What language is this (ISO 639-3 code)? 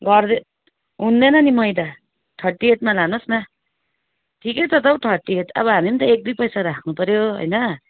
nep